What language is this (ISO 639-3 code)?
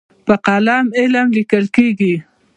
pus